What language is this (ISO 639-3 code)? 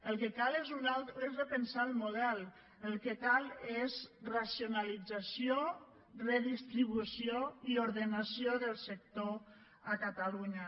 cat